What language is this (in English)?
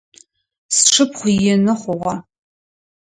Adyghe